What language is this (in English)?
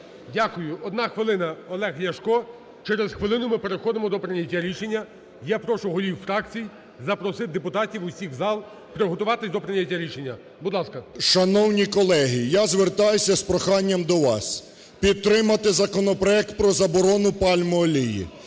Ukrainian